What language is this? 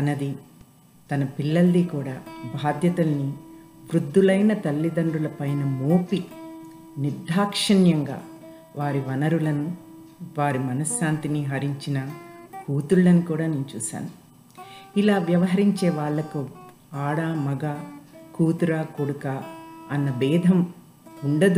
Telugu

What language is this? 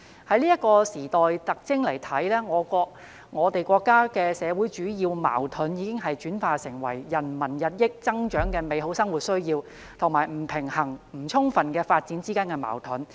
Cantonese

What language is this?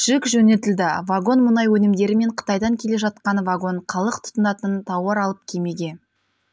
Kazakh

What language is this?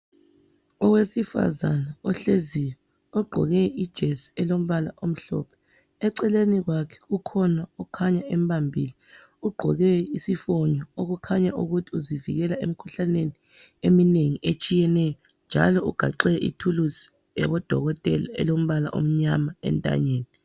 North Ndebele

